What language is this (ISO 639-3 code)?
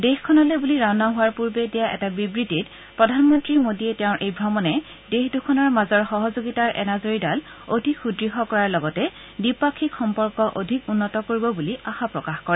asm